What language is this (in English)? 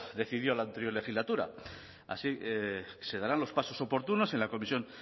Spanish